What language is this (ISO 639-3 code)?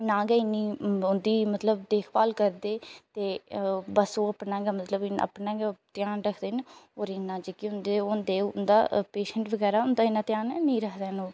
doi